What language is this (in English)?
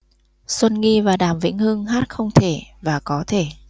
Vietnamese